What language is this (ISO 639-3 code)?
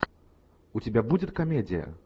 rus